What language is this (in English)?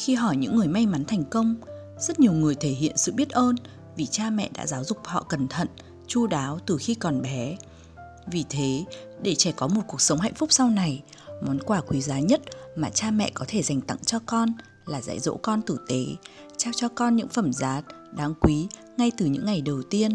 Vietnamese